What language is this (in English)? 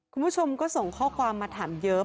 Thai